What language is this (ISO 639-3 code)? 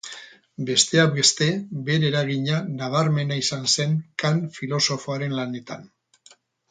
eus